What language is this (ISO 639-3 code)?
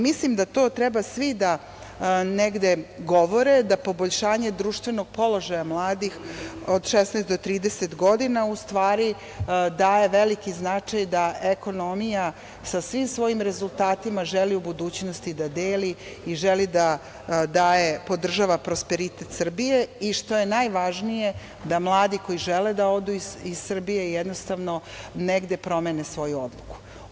srp